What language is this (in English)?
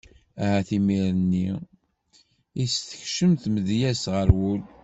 Kabyle